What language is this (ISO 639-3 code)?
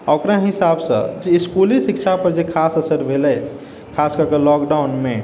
mai